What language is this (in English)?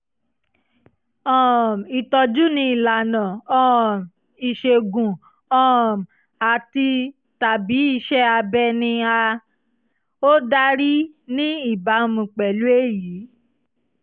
Yoruba